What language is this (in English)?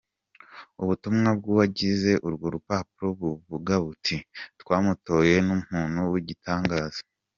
Kinyarwanda